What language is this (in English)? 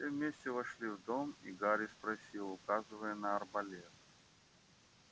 Russian